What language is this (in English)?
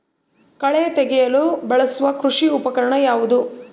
Kannada